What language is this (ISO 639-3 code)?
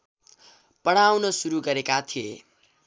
nep